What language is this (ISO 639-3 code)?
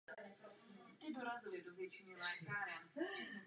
ces